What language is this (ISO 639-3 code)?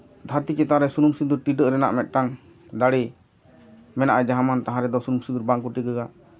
sat